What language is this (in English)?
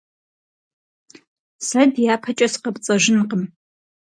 Kabardian